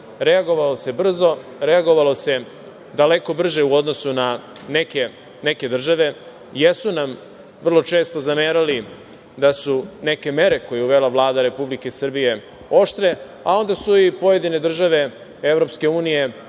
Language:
Serbian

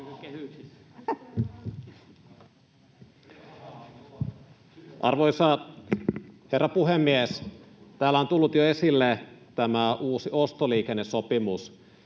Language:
Finnish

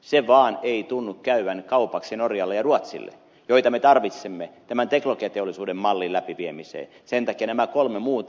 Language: Finnish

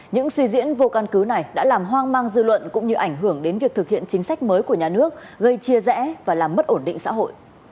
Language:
Vietnamese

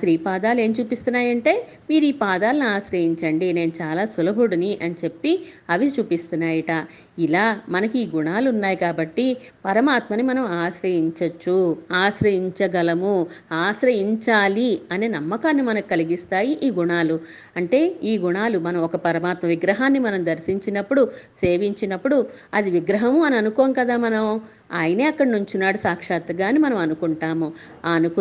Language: Telugu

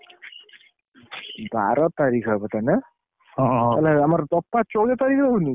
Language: Odia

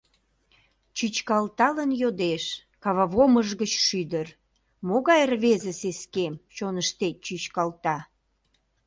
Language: Mari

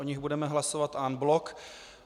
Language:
Czech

